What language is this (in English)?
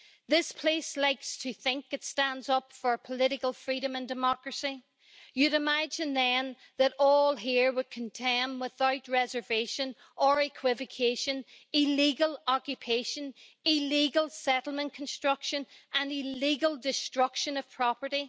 English